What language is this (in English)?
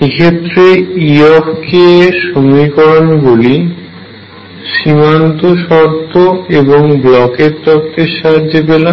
Bangla